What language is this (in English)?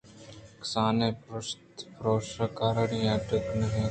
Eastern Balochi